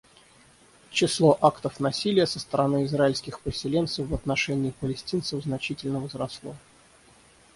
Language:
Russian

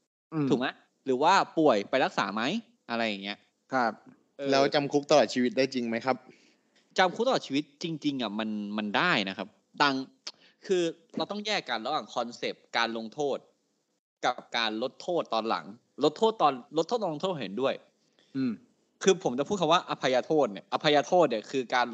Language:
Thai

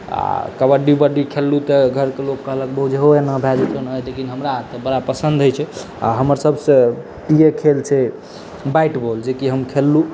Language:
Maithili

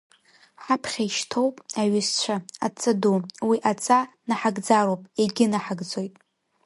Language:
Abkhazian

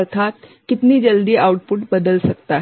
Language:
Hindi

